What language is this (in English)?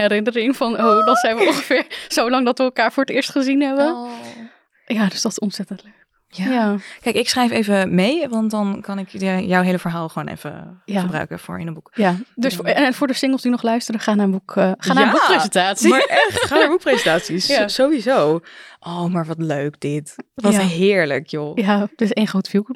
Dutch